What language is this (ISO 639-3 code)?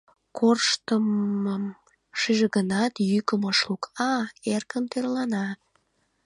chm